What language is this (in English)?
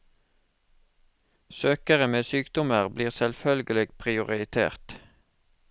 Norwegian